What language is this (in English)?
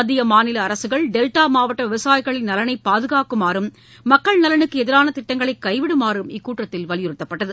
Tamil